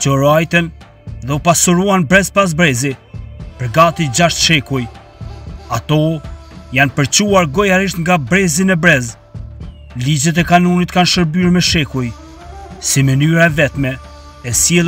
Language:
Romanian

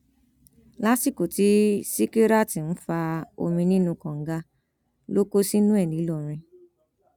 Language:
Yoruba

